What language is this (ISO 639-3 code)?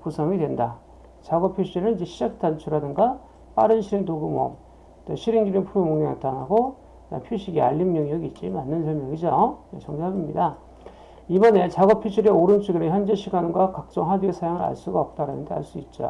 kor